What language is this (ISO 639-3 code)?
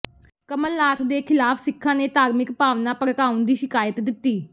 pan